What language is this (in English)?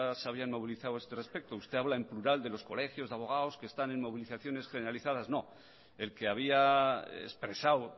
Spanish